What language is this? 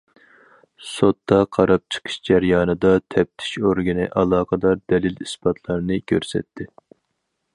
Uyghur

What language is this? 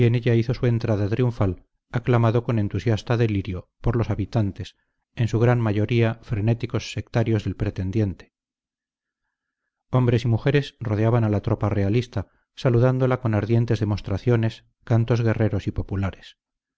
Spanish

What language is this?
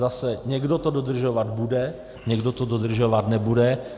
Czech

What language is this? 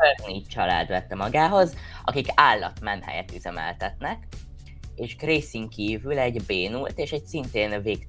Hungarian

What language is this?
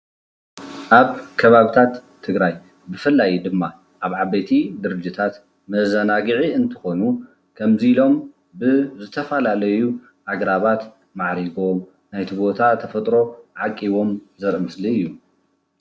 Tigrinya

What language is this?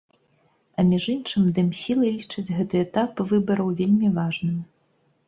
Belarusian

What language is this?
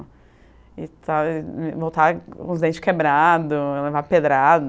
Portuguese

